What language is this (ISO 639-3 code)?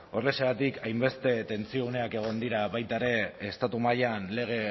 eus